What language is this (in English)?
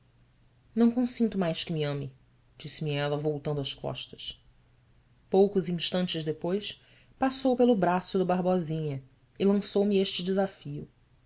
Portuguese